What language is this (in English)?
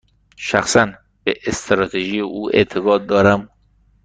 Persian